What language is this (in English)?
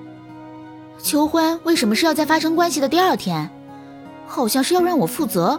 Chinese